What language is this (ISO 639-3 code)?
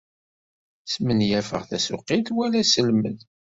kab